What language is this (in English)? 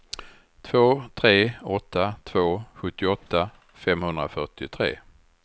Swedish